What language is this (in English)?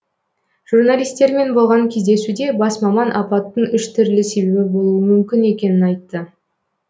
Kazakh